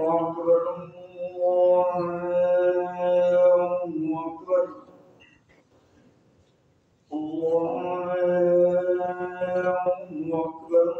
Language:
Arabic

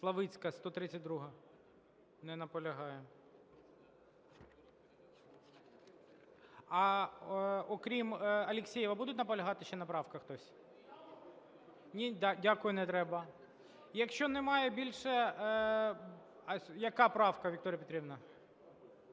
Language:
Ukrainian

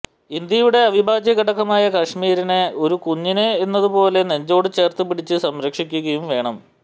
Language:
Malayalam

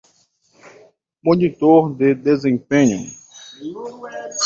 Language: Portuguese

